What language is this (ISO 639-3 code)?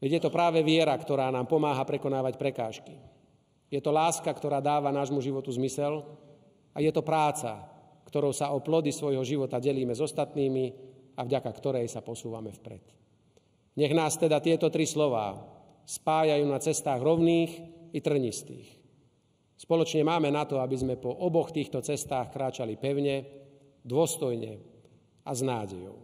slk